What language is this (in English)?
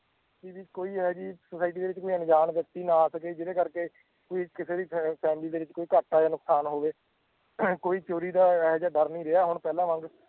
Punjabi